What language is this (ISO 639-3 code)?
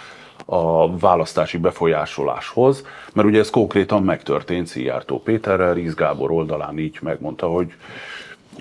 hun